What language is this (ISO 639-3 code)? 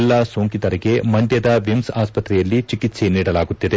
kan